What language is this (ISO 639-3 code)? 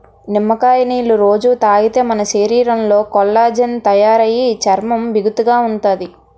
tel